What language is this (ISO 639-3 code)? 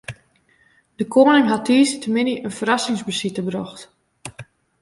fry